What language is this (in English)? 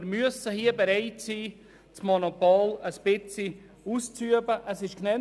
Swiss German